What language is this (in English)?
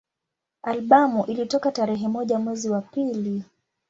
Swahili